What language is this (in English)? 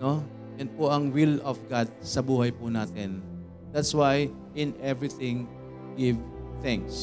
Filipino